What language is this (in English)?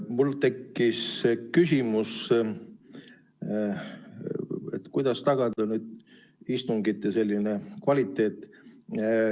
Estonian